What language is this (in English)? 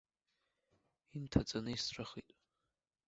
Abkhazian